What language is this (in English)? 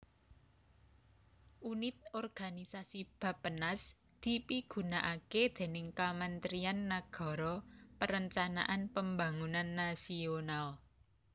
Javanese